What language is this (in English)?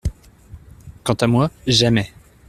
French